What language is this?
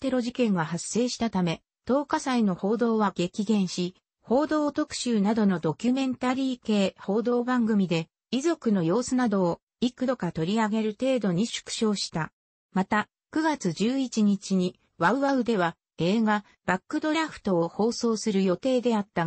Japanese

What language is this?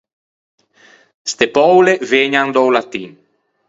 Ligurian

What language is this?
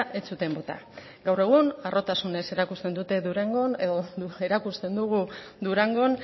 Basque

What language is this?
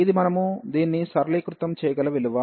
Telugu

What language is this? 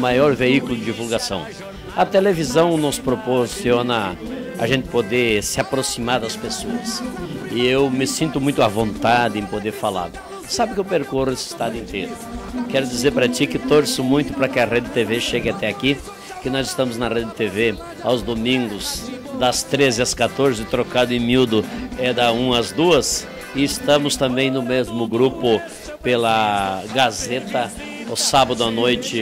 Portuguese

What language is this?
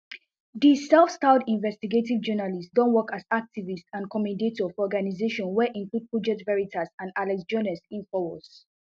Nigerian Pidgin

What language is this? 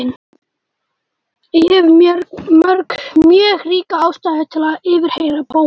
Icelandic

